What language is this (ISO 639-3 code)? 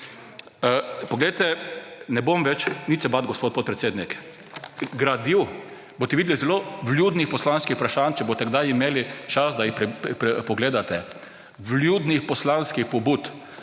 slv